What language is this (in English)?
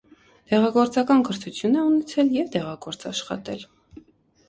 Armenian